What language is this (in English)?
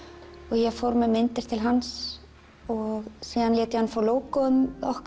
Icelandic